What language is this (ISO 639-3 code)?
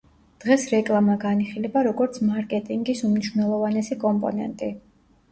kat